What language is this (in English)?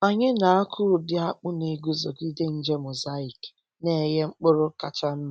Igbo